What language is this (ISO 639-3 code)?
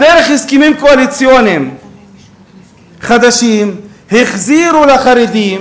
heb